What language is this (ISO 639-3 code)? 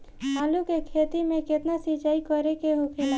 bho